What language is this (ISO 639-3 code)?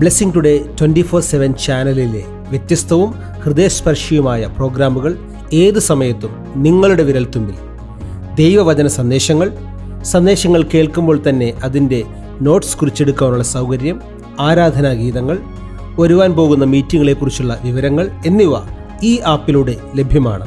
mal